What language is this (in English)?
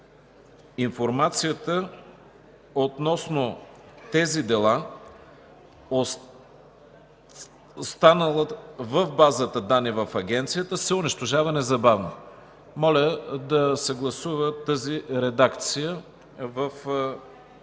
Bulgarian